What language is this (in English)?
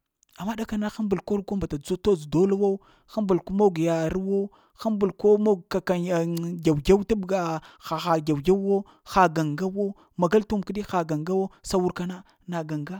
Lamang